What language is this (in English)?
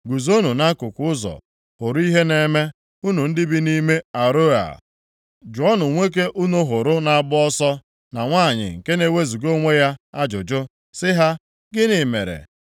Igbo